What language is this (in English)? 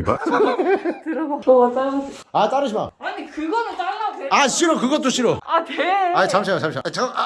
Korean